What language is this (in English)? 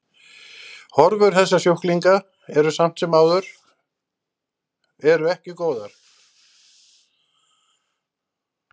Icelandic